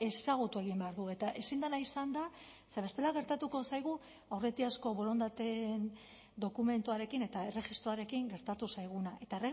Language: Basque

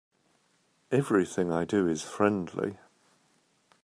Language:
English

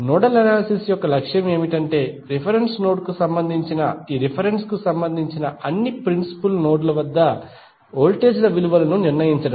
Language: Telugu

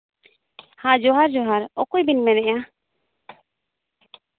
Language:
Santali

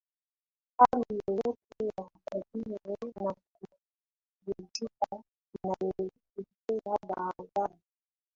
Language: Swahili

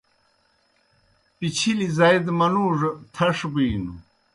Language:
Kohistani Shina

